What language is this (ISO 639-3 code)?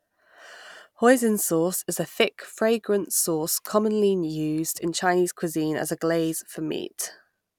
eng